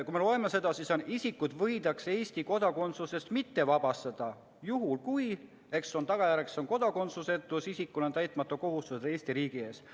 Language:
Estonian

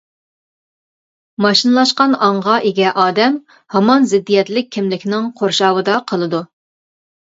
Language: Uyghur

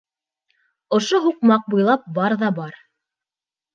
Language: Bashkir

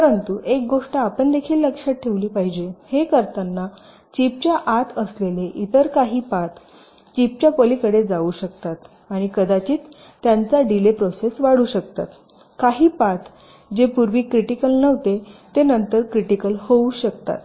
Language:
Marathi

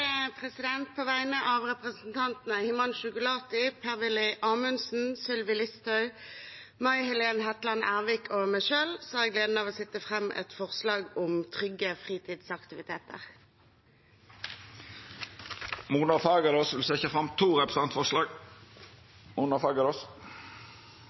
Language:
Norwegian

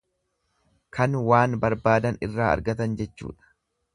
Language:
Oromo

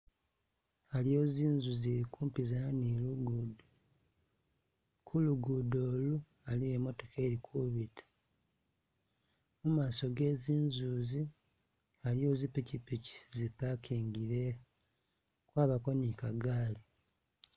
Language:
Masaaba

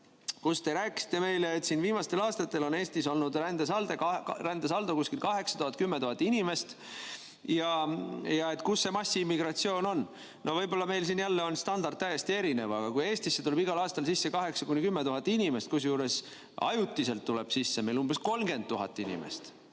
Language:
Estonian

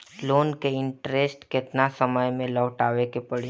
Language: Bhojpuri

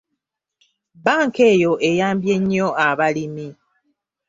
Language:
Ganda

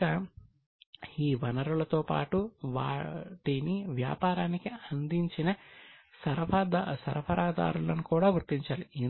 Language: Telugu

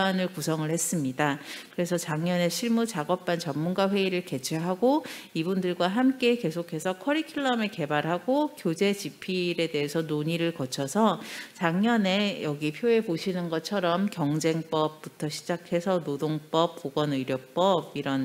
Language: Korean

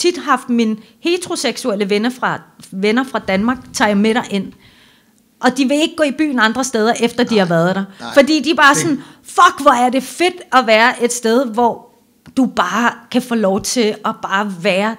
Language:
Danish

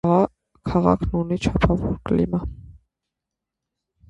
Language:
Armenian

